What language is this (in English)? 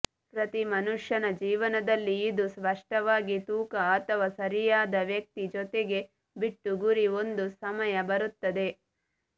Kannada